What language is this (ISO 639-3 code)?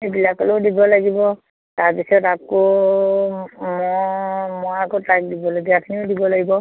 asm